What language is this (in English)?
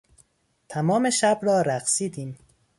Persian